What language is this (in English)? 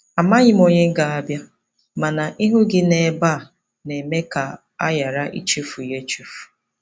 Igbo